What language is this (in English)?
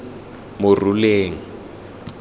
Tswana